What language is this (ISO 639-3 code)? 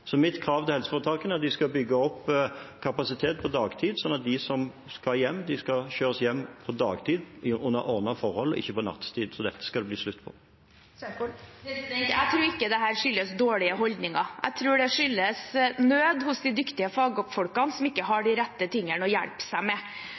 nor